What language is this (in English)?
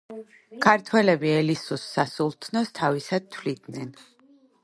Georgian